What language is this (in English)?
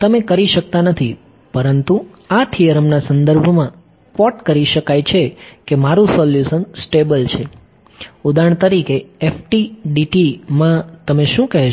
Gujarati